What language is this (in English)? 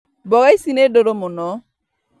Kikuyu